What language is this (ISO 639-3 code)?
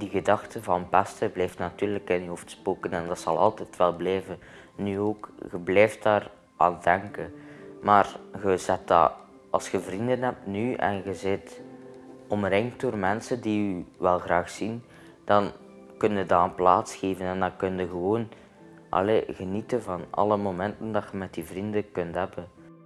nld